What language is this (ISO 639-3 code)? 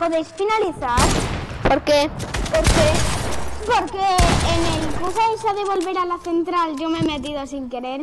spa